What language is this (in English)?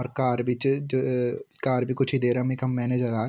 Garhwali